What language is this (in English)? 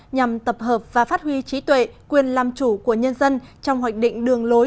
Vietnamese